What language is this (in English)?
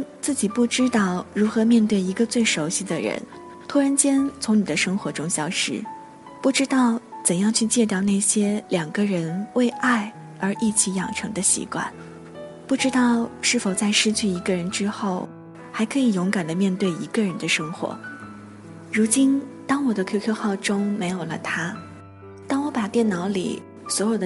Chinese